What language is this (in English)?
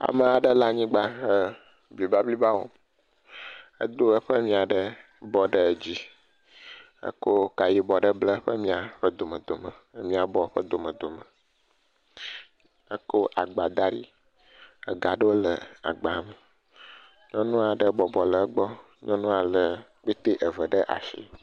Ewe